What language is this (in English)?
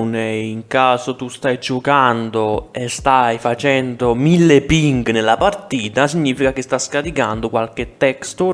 Italian